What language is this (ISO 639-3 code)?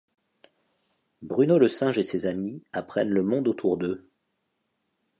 fra